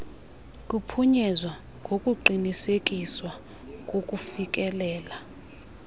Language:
Xhosa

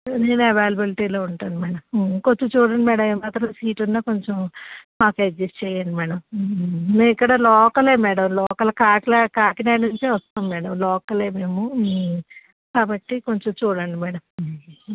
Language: Telugu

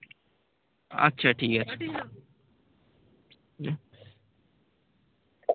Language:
Bangla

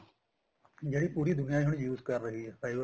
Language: Punjabi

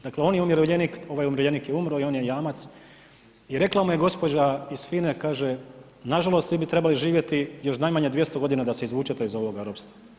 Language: Croatian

